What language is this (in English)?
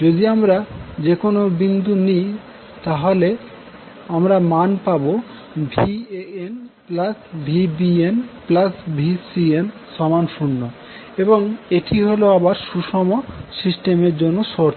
Bangla